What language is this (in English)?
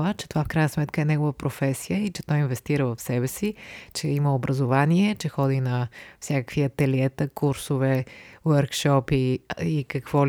Bulgarian